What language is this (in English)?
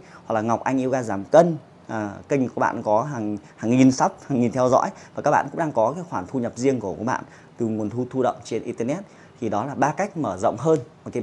Vietnamese